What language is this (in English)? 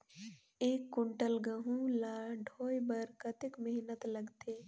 Chhattisgarhi